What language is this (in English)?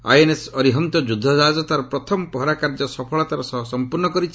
Odia